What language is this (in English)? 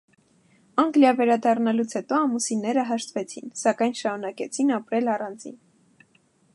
Armenian